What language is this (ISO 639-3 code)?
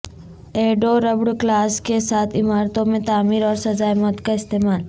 urd